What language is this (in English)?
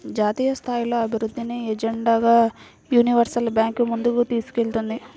Telugu